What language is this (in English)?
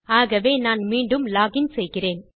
Tamil